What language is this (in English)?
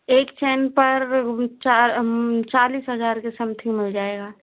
Hindi